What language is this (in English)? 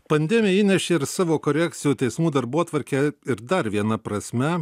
Lithuanian